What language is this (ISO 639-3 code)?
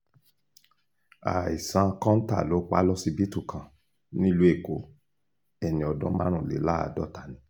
yor